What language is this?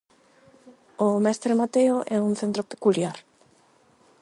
Galician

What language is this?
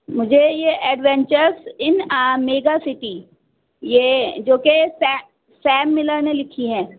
Urdu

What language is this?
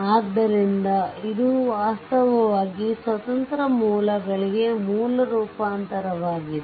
Kannada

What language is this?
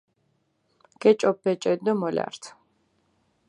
Mingrelian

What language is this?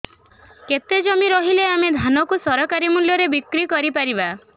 Odia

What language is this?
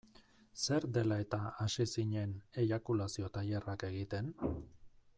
Basque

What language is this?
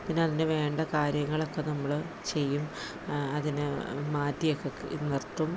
Malayalam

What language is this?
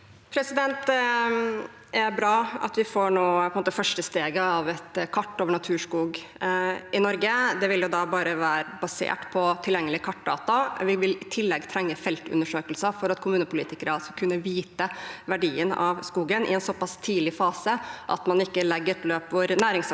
Norwegian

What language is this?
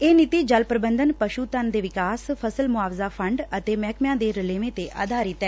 Punjabi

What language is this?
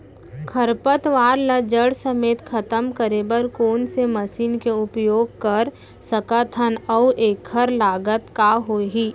Chhattisgarhi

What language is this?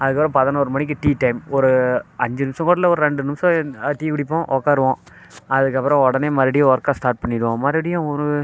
Tamil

